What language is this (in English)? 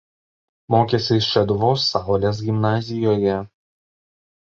Lithuanian